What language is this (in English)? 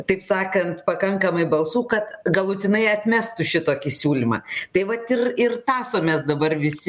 Lithuanian